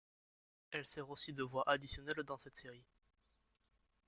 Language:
French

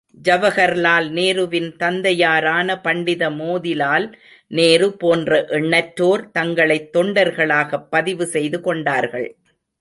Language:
Tamil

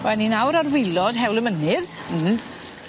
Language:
Welsh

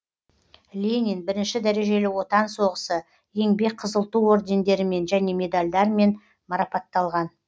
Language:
Kazakh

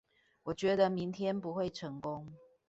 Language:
Chinese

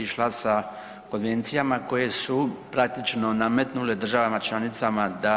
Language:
Croatian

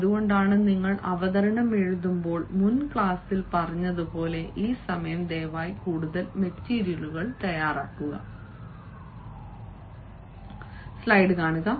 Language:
Malayalam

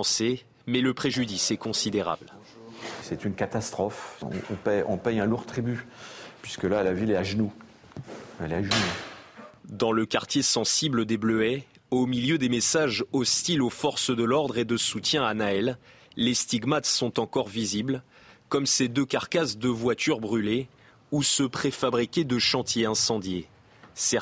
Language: French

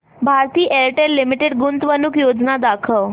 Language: Marathi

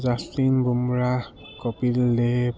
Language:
Assamese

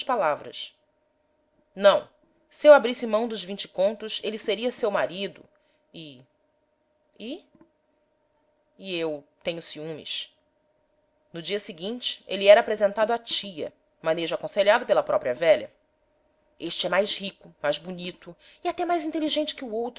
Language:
Portuguese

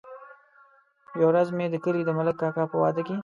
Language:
Pashto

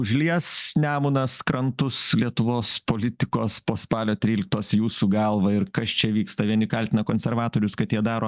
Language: Lithuanian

